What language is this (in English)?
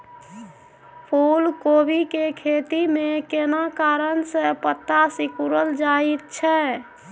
Maithili